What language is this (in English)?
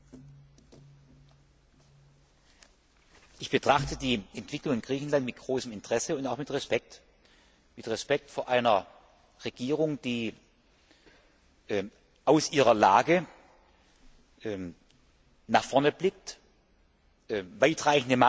German